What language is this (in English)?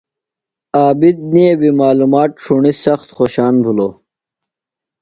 Phalura